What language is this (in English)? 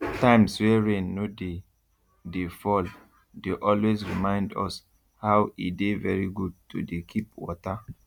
Nigerian Pidgin